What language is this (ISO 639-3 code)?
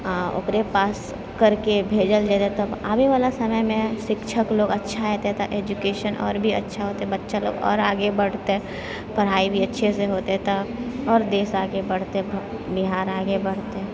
mai